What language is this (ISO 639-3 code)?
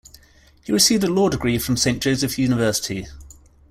eng